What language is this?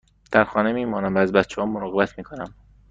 Persian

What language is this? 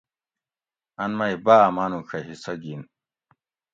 Gawri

